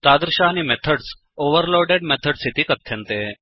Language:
Sanskrit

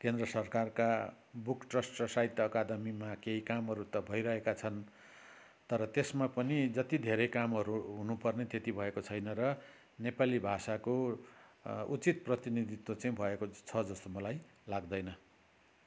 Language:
Nepali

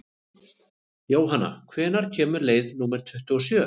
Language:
Icelandic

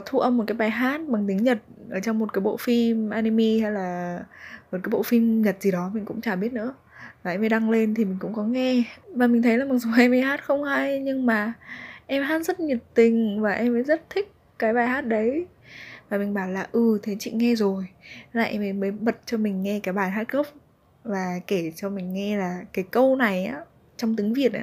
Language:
Vietnamese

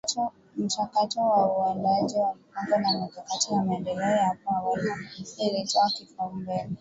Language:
Swahili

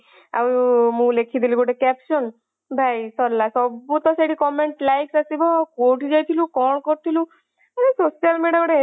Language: Odia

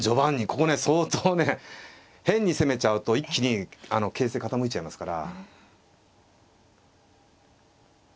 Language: Japanese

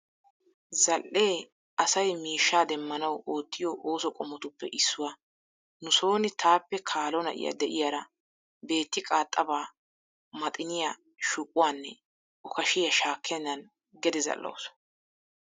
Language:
Wolaytta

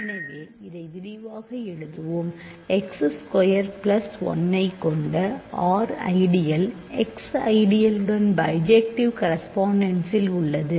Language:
Tamil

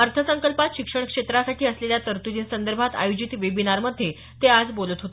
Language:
Marathi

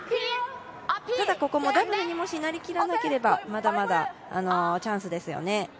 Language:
Japanese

